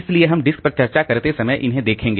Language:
Hindi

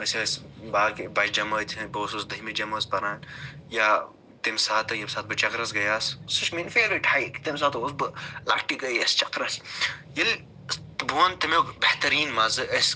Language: Kashmiri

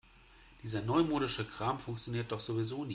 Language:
German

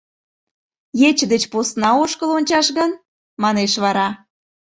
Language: Mari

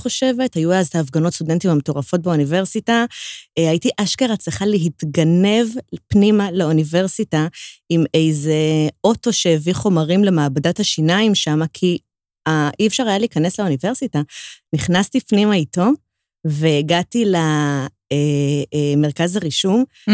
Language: Hebrew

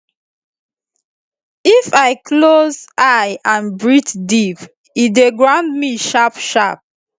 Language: Nigerian Pidgin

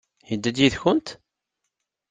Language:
Kabyle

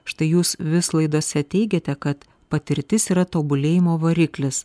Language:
Lithuanian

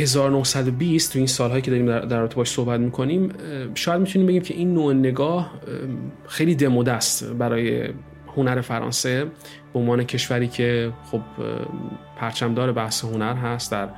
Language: Persian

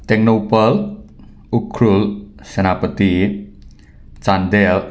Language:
Manipuri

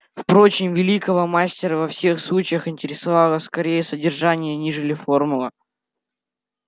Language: Russian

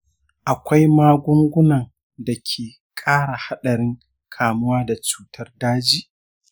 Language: Hausa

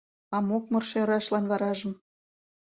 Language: Mari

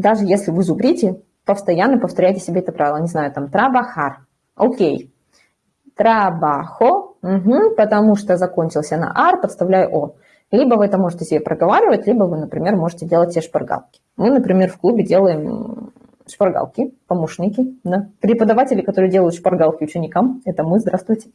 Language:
Russian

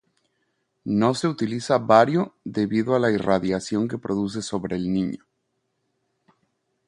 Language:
Spanish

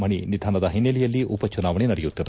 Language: Kannada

